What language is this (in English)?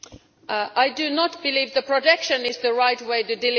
English